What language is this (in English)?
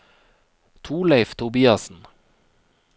Norwegian